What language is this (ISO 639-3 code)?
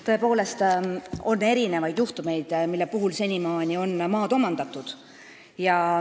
est